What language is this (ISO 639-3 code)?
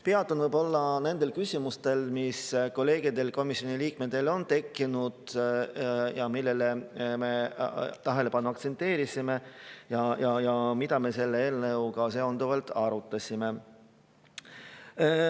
est